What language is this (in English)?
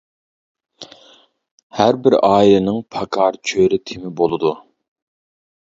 Uyghur